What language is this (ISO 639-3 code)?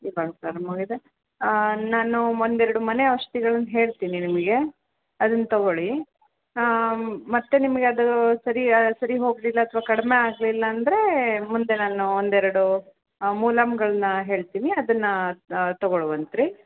kan